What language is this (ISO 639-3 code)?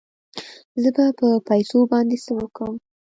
pus